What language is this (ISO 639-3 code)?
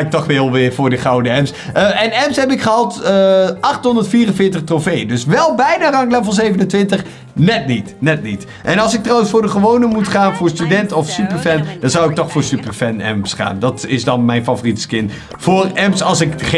nld